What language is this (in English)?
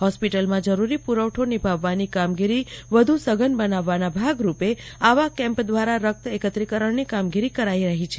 Gujarati